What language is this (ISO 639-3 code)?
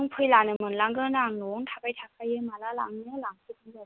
brx